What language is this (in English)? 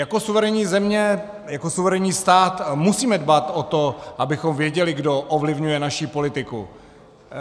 Czech